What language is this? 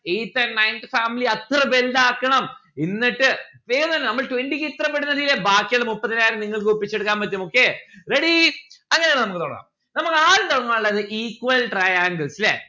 Malayalam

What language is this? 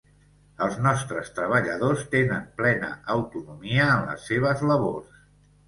Catalan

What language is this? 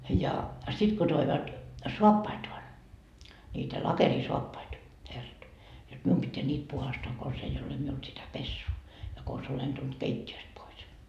Finnish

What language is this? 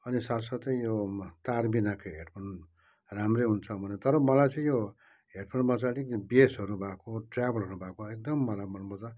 Nepali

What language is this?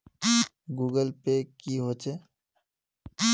Magahi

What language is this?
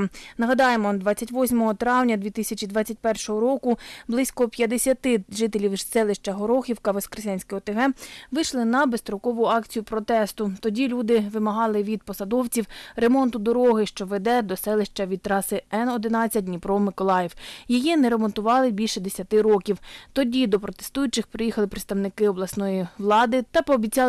Ukrainian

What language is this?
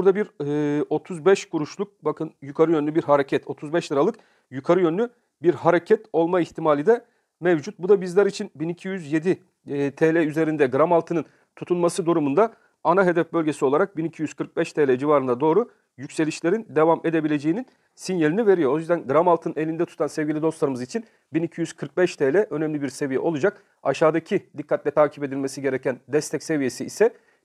Turkish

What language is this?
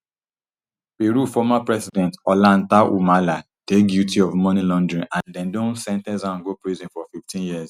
Nigerian Pidgin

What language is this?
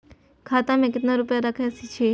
Maithili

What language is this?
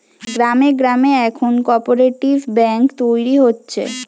Bangla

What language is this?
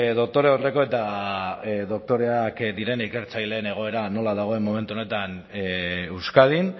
Basque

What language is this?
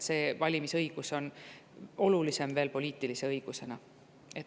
Estonian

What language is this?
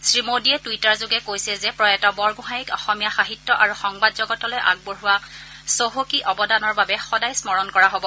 Assamese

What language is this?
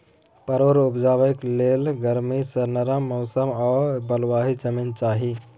Maithili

